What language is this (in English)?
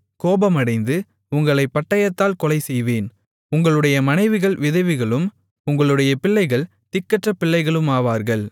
Tamil